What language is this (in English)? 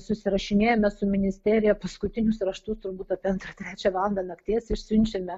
Lithuanian